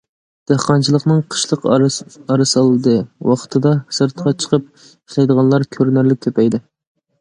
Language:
Uyghur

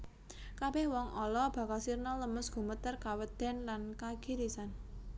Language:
Javanese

